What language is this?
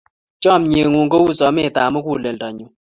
Kalenjin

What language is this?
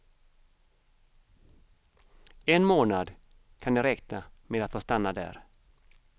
Swedish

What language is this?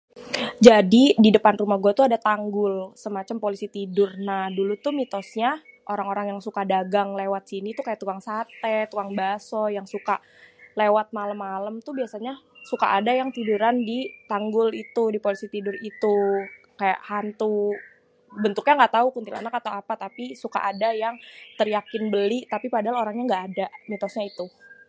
Betawi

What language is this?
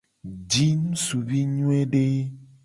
Gen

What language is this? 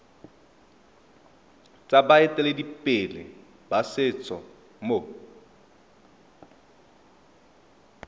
Tswana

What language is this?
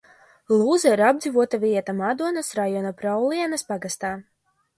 Latvian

